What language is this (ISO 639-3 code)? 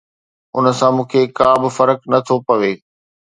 snd